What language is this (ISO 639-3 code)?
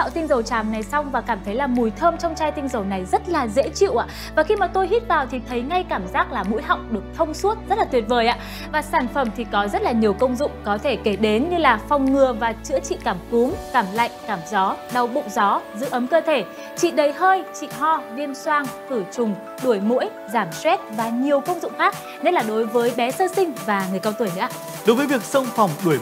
vie